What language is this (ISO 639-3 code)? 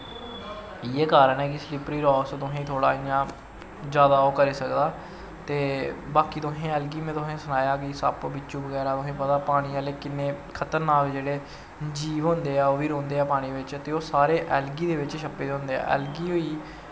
doi